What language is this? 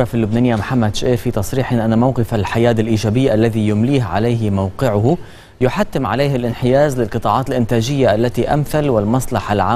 Arabic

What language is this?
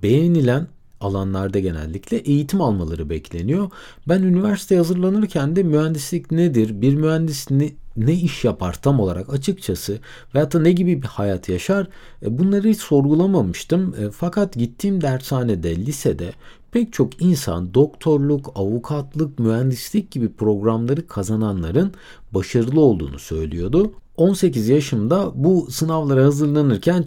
Turkish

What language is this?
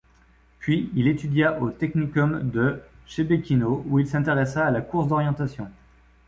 French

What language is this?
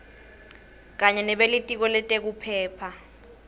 Swati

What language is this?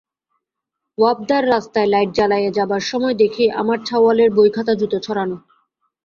Bangla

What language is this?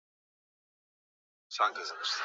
Swahili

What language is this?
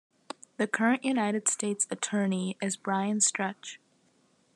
English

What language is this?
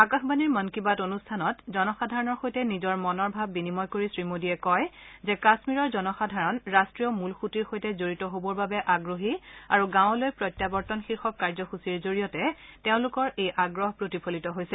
Assamese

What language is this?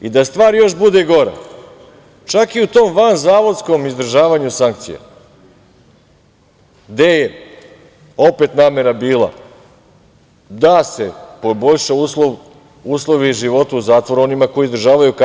Serbian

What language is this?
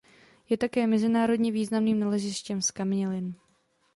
Czech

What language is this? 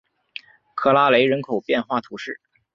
Chinese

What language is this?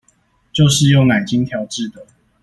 Chinese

